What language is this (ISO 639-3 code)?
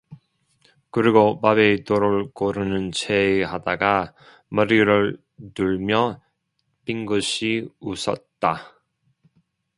kor